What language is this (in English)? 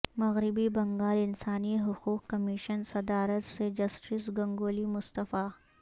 Urdu